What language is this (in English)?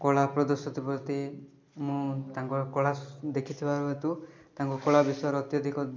Odia